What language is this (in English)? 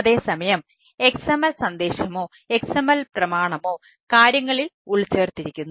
Malayalam